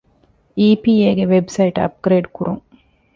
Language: Divehi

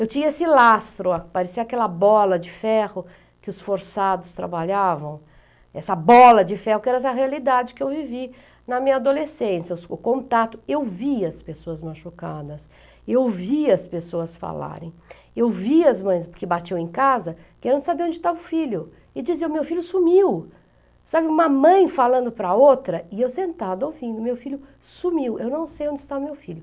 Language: Portuguese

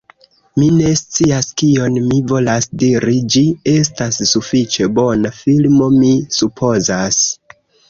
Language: Esperanto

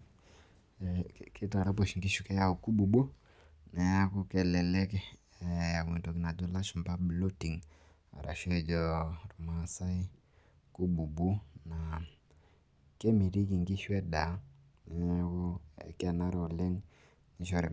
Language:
Masai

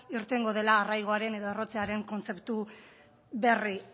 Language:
Basque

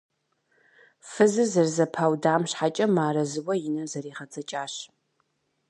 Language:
Kabardian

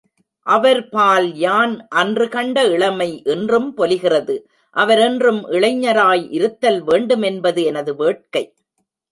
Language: Tamil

